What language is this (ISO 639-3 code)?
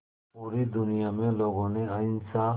hin